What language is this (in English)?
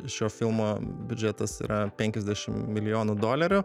Lithuanian